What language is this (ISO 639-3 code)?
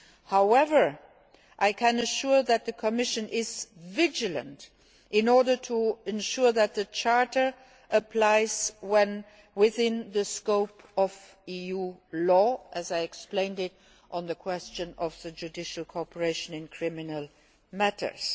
eng